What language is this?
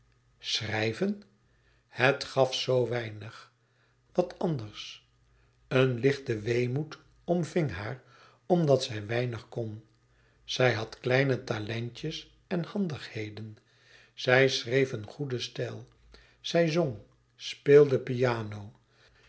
Dutch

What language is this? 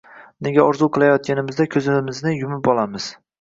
Uzbek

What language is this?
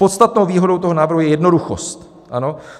Czech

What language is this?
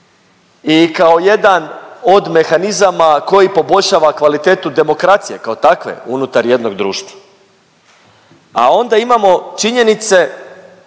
Croatian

